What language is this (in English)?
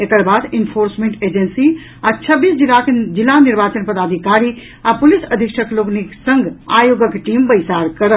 Maithili